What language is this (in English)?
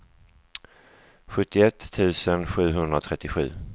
Swedish